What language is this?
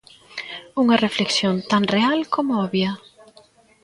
Galician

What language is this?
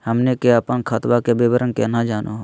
Magahi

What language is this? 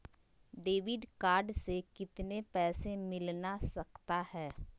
Magahi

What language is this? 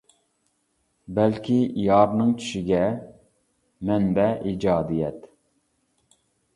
Uyghur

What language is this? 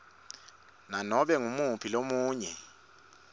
Swati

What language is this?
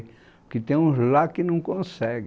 Portuguese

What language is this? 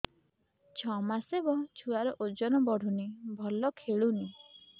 Odia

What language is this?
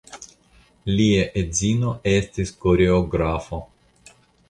Esperanto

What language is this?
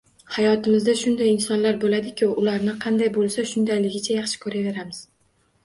Uzbek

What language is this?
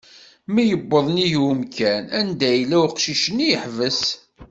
Kabyle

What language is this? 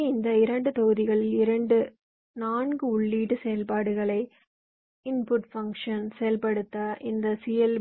Tamil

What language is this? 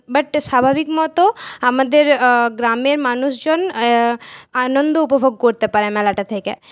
Bangla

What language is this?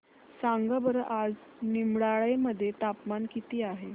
Marathi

